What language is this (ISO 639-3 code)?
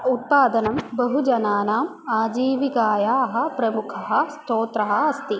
san